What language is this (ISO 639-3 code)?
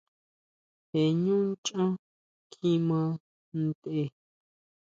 mau